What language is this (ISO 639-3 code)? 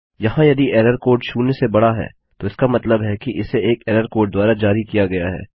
hin